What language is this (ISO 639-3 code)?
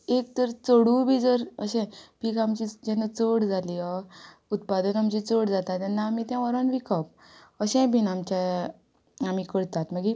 kok